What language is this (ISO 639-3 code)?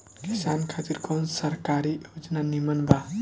bho